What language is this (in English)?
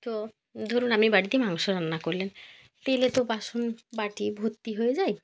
Bangla